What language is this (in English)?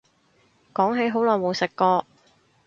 Cantonese